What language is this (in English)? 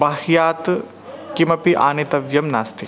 Sanskrit